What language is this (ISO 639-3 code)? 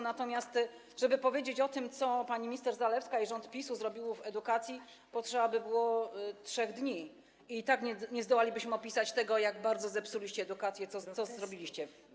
pol